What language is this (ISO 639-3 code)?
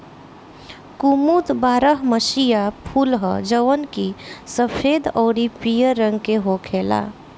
bho